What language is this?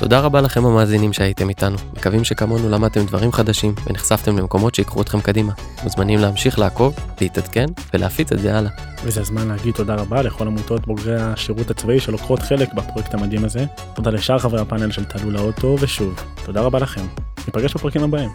Hebrew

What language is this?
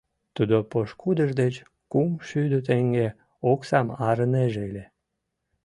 Mari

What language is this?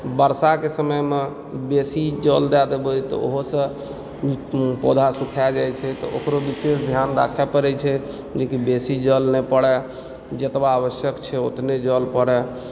Maithili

